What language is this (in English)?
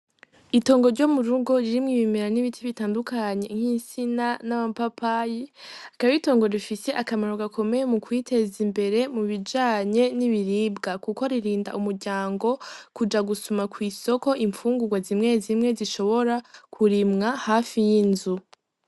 Rundi